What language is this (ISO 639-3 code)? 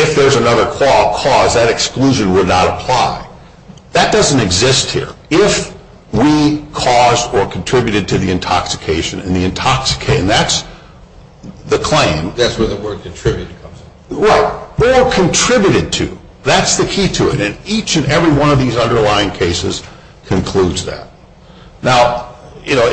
eng